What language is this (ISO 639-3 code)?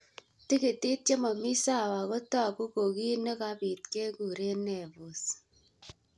kln